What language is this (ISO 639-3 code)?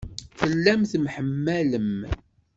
kab